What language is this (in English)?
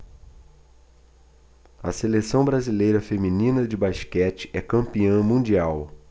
Portuguese